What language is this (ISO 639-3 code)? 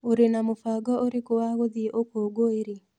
kik